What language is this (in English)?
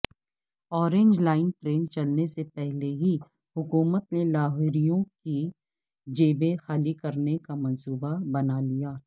Urdu